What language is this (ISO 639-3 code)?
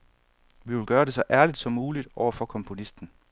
dan